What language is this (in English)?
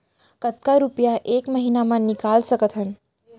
Chhattisgarhi